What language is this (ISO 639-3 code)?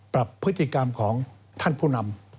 tha